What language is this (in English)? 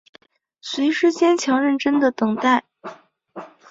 Chinese